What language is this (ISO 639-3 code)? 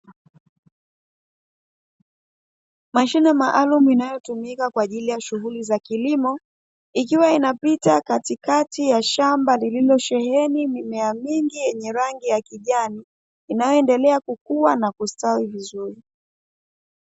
swa